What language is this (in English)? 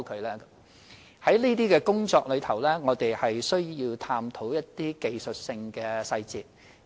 Cantonese